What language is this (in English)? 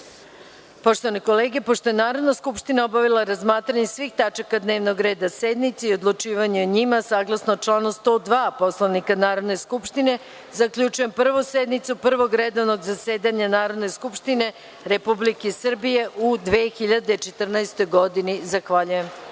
Serbian